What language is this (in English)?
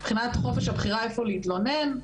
Hebrew